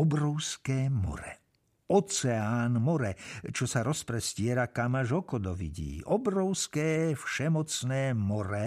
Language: Slovak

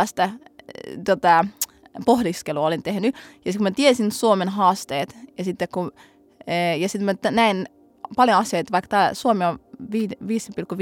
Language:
Finnish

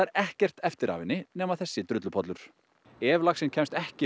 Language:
Icelandic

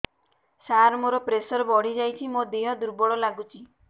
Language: Odia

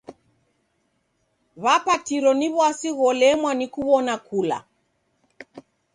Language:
Taita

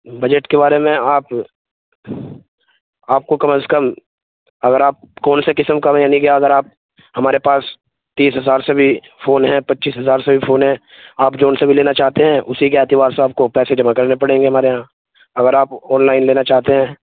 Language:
Urdu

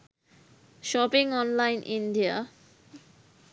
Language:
Sinhala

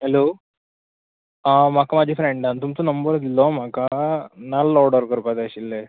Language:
Konkani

